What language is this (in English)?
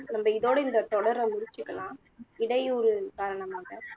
Tamil